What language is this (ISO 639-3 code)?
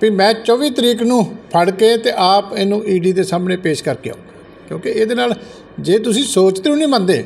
pan